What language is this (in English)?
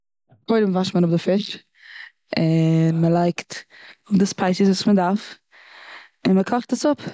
Yiddish